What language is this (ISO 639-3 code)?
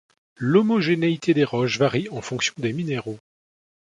fra